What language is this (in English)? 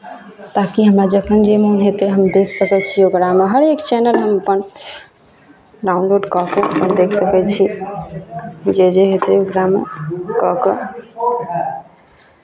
Maithili